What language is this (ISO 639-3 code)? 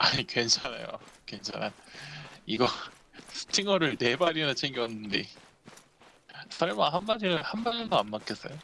kor